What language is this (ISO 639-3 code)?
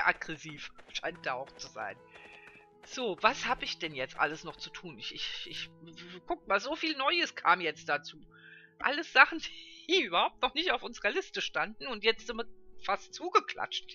deu